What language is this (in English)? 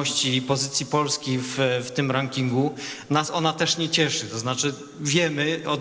Polish